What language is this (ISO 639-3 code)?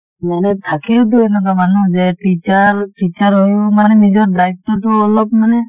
asm